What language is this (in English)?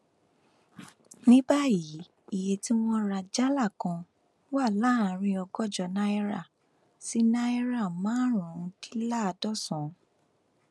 Yoruba